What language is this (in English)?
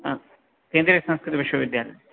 Sanskrit